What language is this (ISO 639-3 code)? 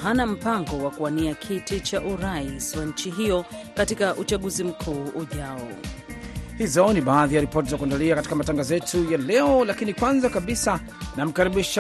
swa